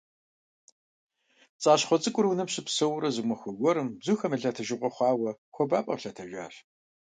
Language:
Kabardian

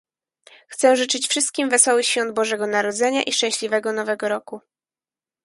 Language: Polish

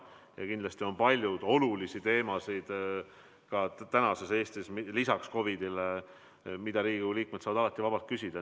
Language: Estonian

